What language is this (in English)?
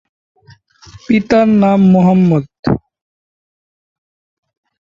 Bangla